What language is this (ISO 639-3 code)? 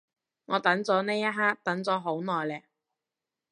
yue